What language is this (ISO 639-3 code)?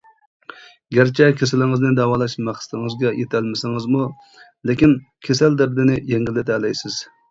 uig